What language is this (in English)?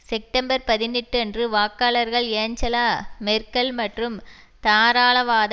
Tamil